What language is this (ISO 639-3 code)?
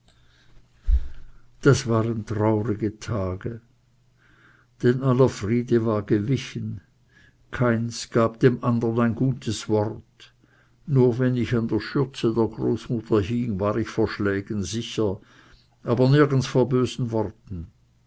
deu